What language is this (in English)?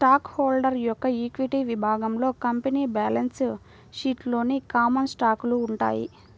Telugu